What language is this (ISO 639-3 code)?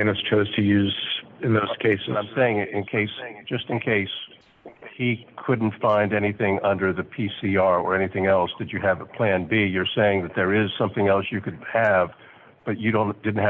eng